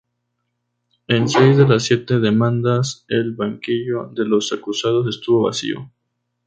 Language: Spanish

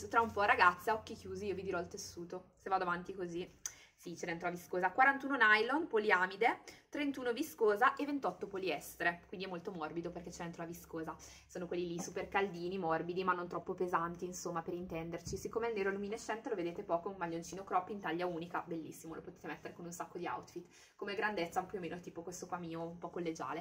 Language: Italian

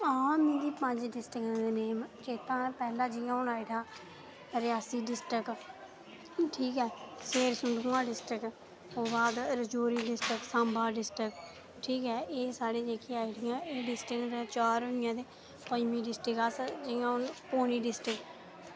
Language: Dogri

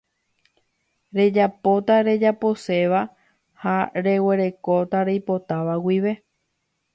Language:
Guarani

